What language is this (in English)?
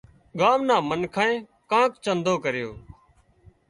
Wadiyara Koli